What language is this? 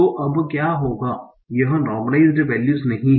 Hindi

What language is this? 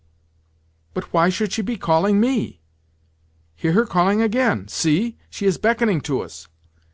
English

